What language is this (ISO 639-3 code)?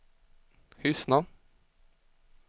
swe